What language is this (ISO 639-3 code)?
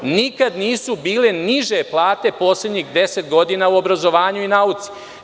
srp